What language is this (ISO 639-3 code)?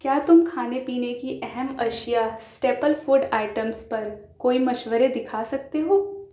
urd